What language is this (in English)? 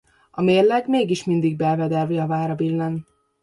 Hungarian